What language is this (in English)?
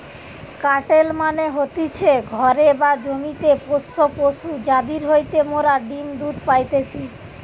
Bangla